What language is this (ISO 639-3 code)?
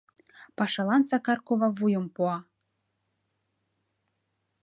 chm